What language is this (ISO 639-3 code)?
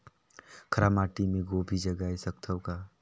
hne